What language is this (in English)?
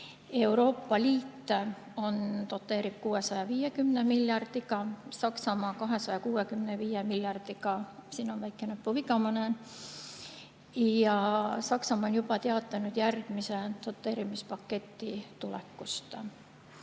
Estonian